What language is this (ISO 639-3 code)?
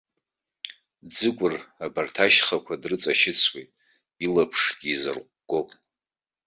abk